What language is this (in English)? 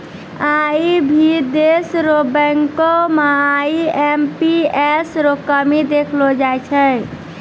Maithili